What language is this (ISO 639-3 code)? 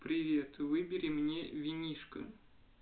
rus